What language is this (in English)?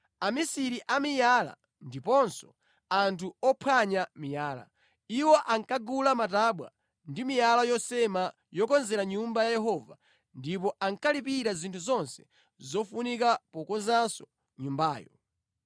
Nyanja